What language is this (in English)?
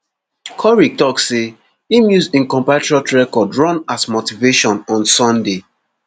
Nigerian Pidgin